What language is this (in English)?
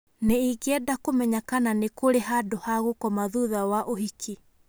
Kikuyu